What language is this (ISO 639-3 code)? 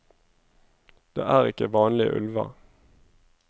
nor